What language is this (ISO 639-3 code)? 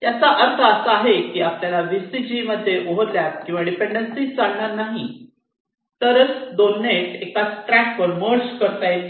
mar